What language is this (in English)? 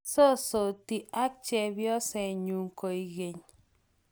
Kalenjin